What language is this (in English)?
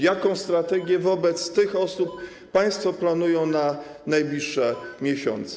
Polish